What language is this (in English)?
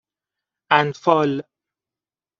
Persian